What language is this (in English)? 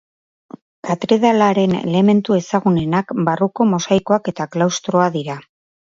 Basque